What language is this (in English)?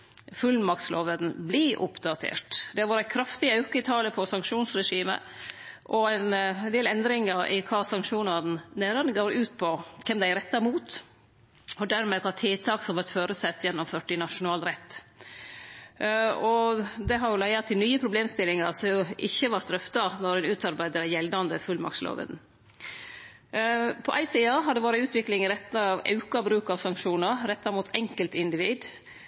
Norwegian Nynorsk